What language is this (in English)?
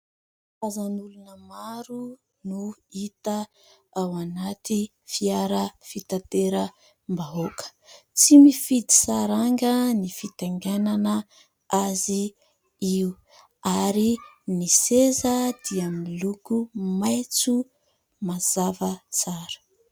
Malagasy